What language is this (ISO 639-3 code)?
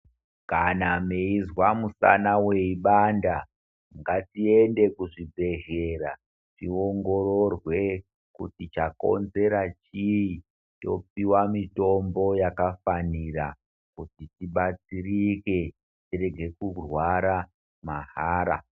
ndc